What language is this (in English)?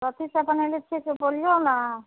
Maithili